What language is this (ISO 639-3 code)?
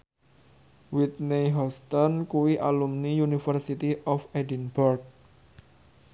jav